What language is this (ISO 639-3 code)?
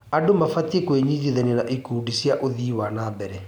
kik